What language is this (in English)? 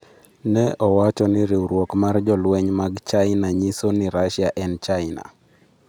Luo (Kenya and Tanzania)